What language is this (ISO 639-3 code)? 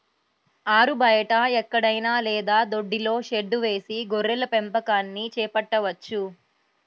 tel